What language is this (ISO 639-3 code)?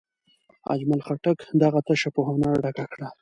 pus